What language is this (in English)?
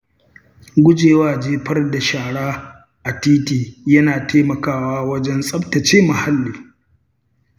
Hausa